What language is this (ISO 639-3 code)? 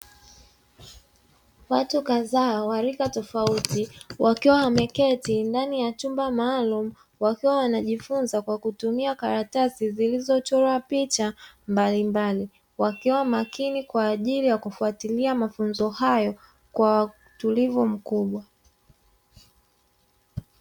swa